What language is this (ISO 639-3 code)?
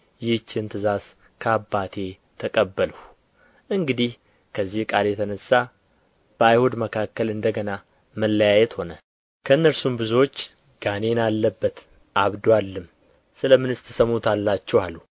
amh